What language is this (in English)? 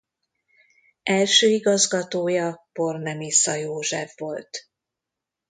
Hungarian